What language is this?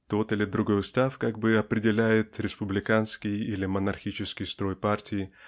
Russian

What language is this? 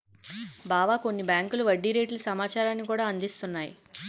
Telugu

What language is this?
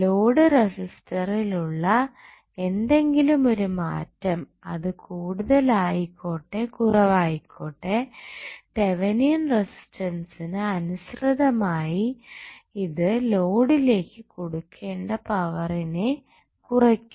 Malayalam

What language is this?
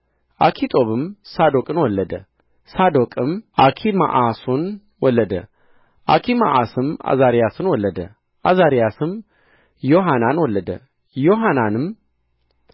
Amharic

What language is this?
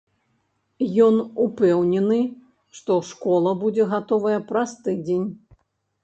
Belarusian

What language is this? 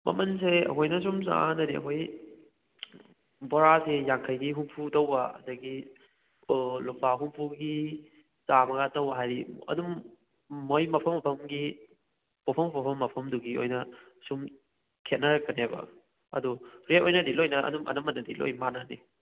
Manipuri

